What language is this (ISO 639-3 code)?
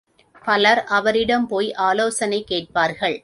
tam